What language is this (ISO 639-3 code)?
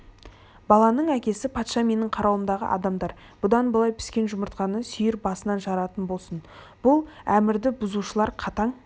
kaz